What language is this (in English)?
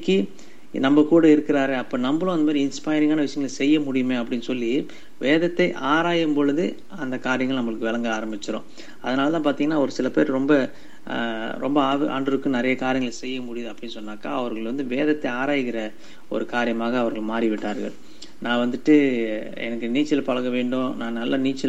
Tamil